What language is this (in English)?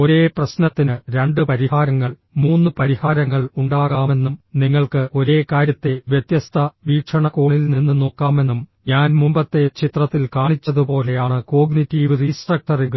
Malayalam